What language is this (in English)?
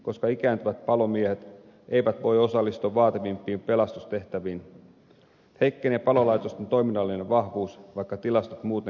Finnish